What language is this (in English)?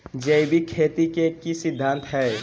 Magahi